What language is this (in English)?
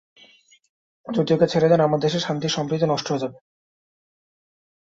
Bangla